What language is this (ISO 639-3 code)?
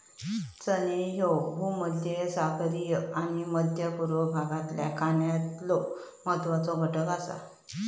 mar